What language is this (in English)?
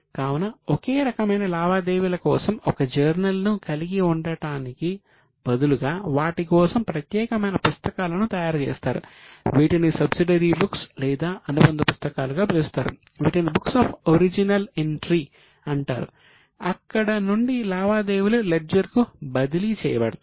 Telugu